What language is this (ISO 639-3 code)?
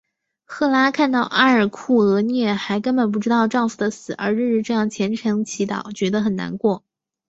zho